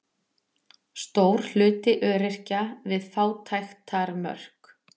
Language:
Icelandic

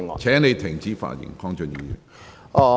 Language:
Cantonese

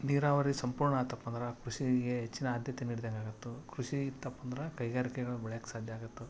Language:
Kannada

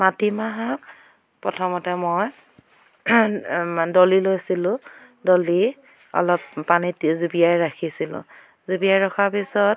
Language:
Assamese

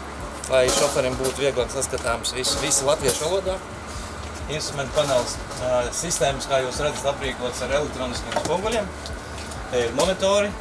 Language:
Latvian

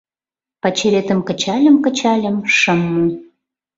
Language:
Mari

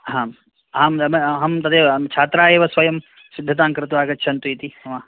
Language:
Sanskrit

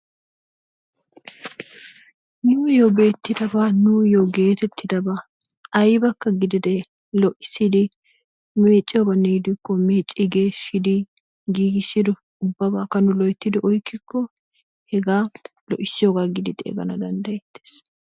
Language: Wolaytta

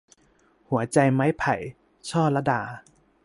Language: Thai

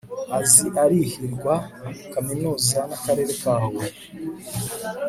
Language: Kinyarwanda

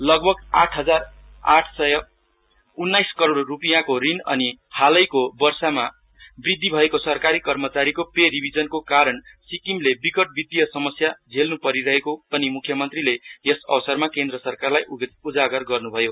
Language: Nepali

